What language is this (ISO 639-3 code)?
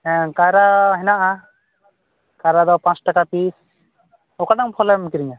sat